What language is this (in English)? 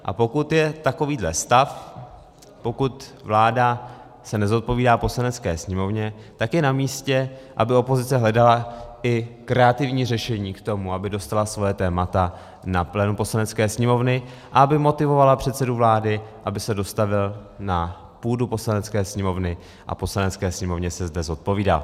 Czech